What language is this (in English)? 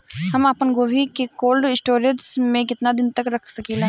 Bhojpuri